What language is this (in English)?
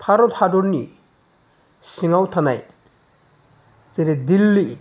Bodo